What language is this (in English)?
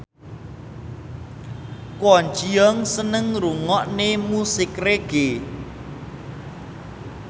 Javanese